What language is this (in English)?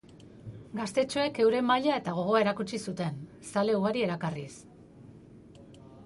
Basque